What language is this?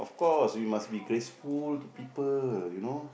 English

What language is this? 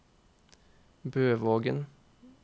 Norwegian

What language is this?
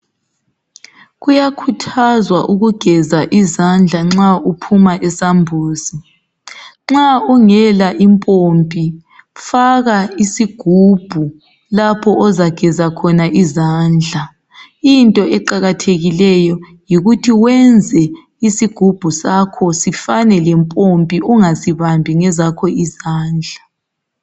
North Ndebele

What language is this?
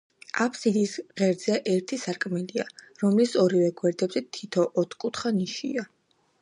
Georgian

